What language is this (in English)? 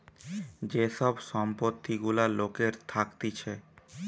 Bangla